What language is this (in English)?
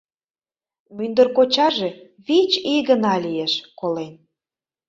Mari